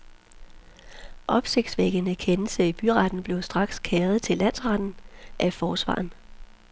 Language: Danish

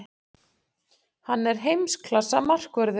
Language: Icelandic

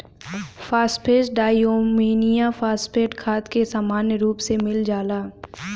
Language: Bhojpuri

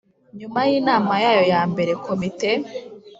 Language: Kinyarwanda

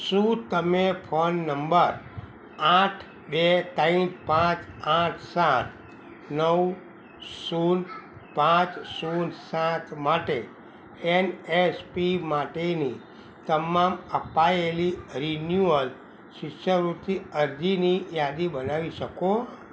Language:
Gujarati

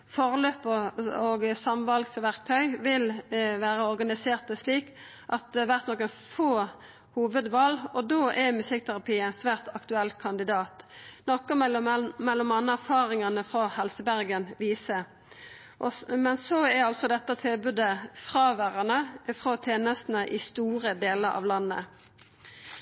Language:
Norwegian Nynorsk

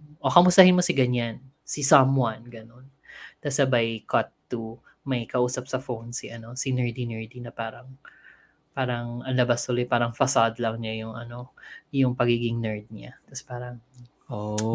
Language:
Filipino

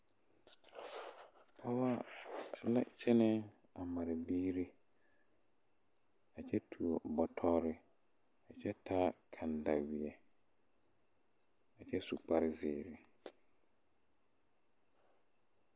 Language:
Southern Dagaare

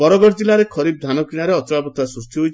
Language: Odia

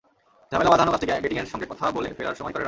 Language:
Bangla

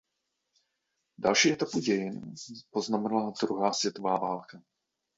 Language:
Czech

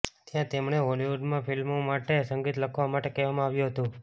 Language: Gujarati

